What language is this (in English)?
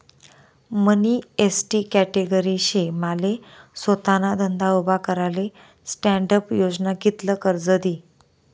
Marathi